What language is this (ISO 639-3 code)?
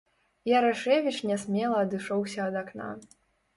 bel